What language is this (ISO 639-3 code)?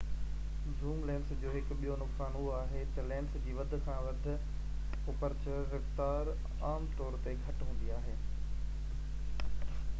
snd